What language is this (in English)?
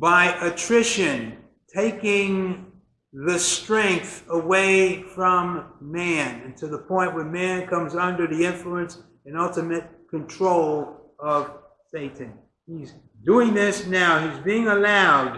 English